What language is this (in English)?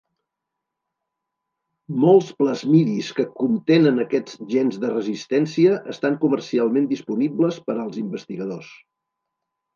Catalan